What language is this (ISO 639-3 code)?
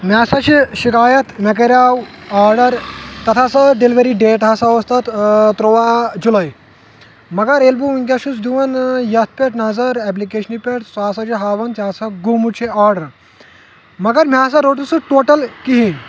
kas